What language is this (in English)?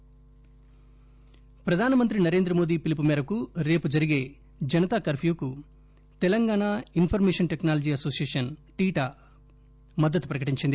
Telugu